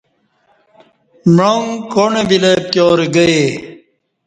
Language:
Kati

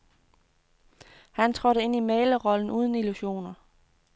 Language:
Danish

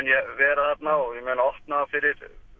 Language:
Icelandic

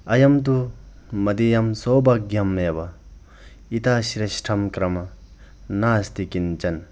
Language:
Sanskrit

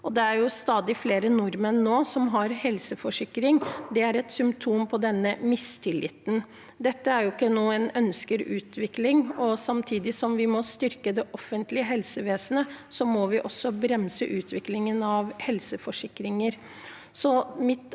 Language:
Norwegian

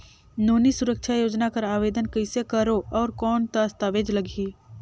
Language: Chhattisgarhi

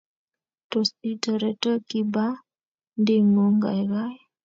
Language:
Kalenjin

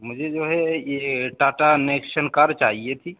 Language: Urdu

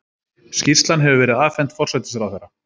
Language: Icelandic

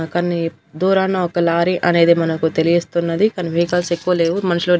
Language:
Telugu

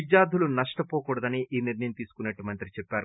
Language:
Telugu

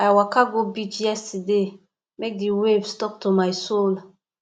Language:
Nigerian Pidgin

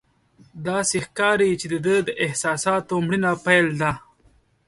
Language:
Pashto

